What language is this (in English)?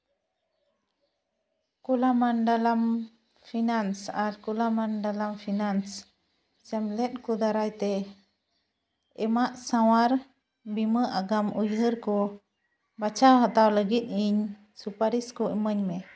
Santali